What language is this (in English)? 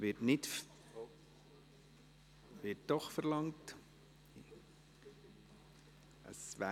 Swiss German